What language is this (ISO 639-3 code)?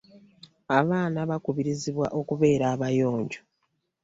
lug